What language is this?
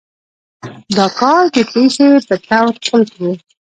Pashto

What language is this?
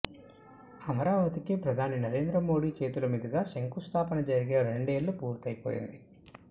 Telugu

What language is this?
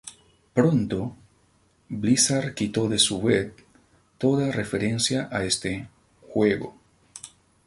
Spanish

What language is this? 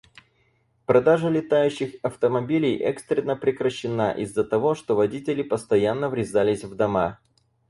Russian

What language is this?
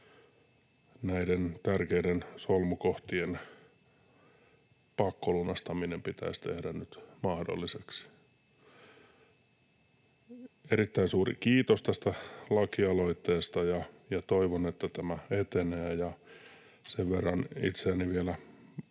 Finnish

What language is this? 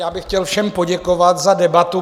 Czech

